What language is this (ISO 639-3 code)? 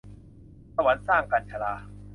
tha